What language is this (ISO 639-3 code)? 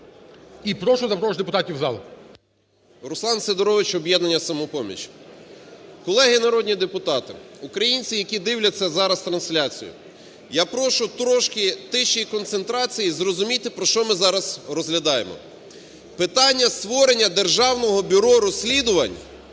ukr